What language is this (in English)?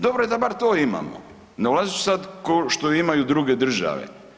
Croatian